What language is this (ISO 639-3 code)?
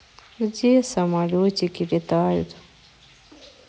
rus